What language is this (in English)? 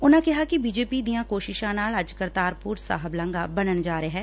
Punjabi